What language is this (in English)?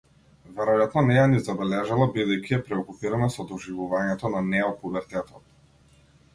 Macedonian